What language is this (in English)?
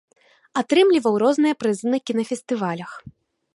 Belarusian